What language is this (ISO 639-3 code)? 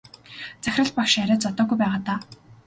mon